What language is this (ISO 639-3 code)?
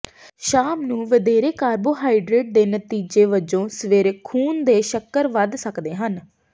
pan